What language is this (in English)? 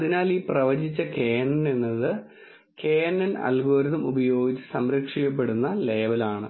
Malayalam